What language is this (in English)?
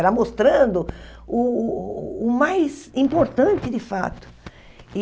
Portuguese